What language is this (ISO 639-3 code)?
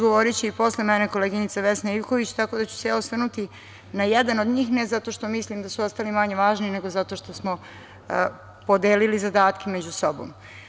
srp